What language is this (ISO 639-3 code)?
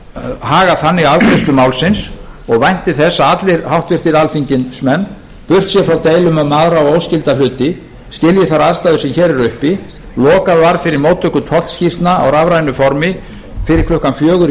isl